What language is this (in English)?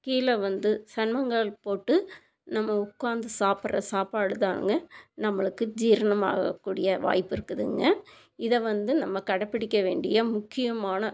Tamil